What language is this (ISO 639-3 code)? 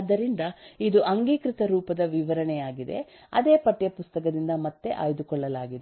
kan